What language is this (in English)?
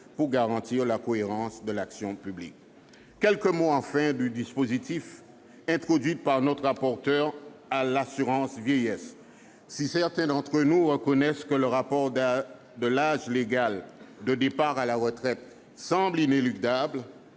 French